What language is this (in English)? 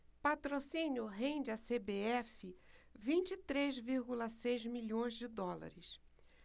Portuguese